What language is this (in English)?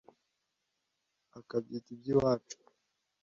Kinyarwanda